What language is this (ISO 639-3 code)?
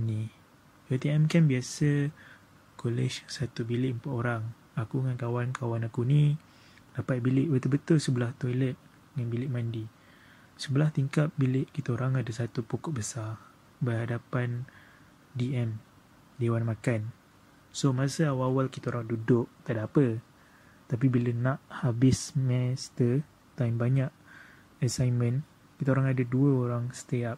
msa